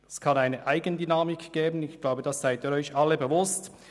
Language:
Swiss German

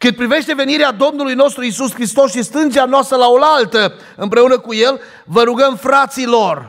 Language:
Romanian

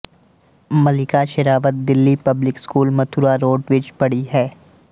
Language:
Punjabi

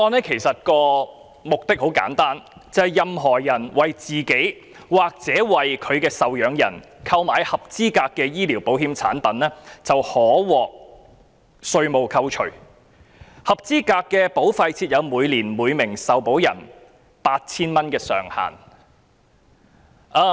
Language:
Cantonese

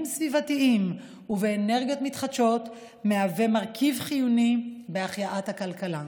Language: Hebrew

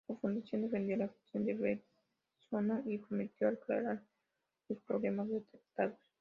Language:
Spanish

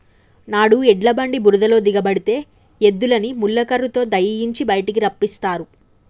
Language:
Telugu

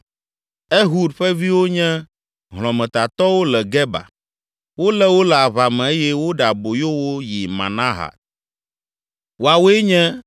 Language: Ewe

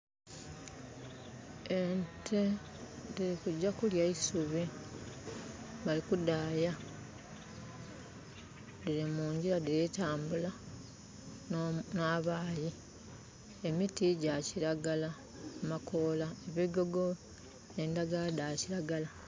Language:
Soga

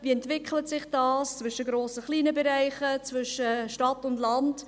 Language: Swiss German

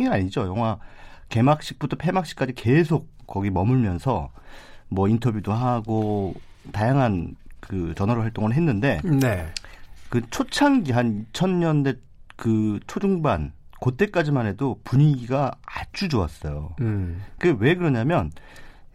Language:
Korean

